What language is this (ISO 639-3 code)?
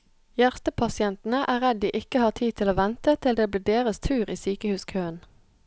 nor